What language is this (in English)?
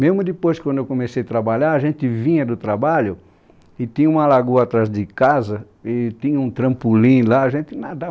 Portuguese